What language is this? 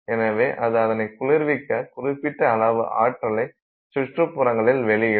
Tamil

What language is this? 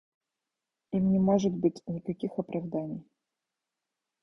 Russian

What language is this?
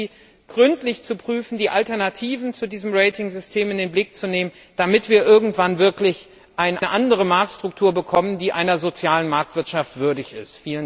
German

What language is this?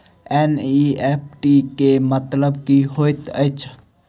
Maithili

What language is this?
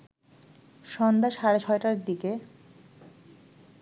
Bangla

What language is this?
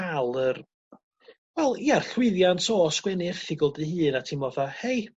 Welsh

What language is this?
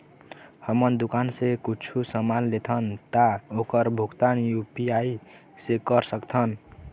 Chhattisgarhi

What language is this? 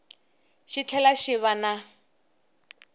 Tsonga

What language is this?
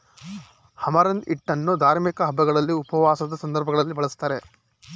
Kannada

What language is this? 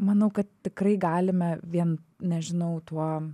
Lithuanian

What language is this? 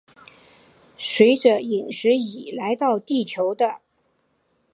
Chinese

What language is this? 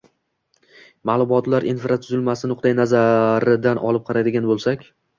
Uzbek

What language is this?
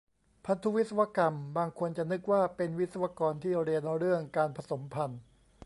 Thai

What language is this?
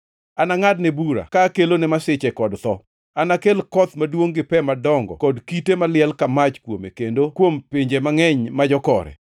Luo (Kenya and Tanzania)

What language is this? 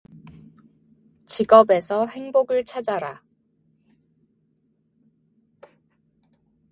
Korean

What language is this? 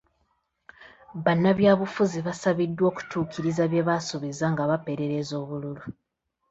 Ganda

